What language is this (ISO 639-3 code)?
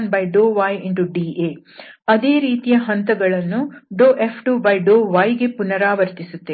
kan